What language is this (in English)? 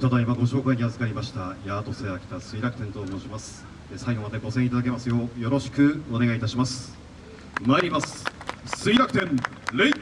Japanese